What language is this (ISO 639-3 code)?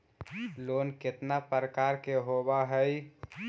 mag